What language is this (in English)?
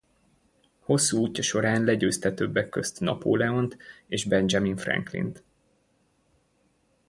Hungarian